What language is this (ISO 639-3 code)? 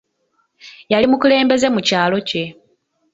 lug